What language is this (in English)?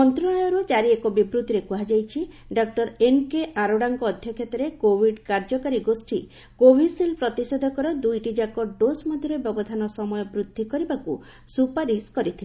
Odia